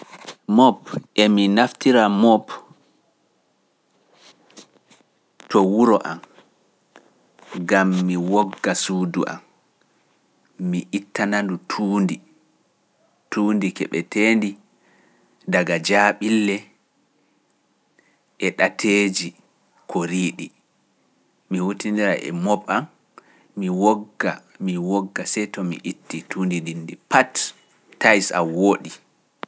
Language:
Pular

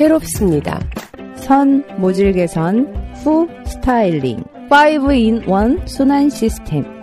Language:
Korean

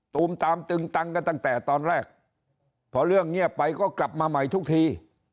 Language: Thai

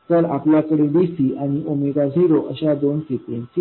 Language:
Marathi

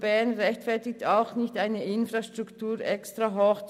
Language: Swiss German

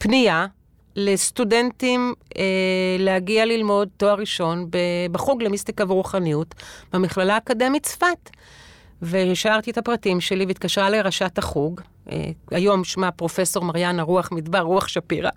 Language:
Hebrew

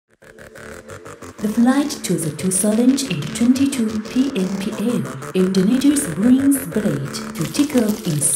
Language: Indonesian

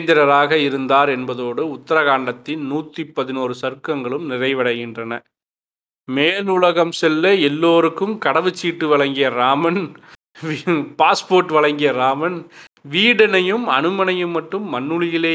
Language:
Tamil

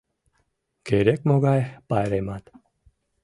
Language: Mari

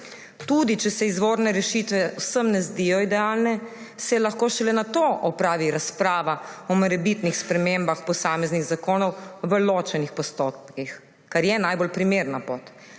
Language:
Slovenian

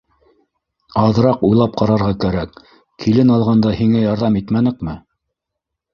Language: Bashkir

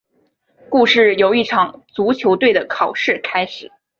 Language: Chinese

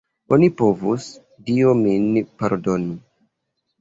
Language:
Esperanto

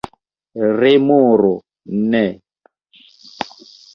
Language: Esperanto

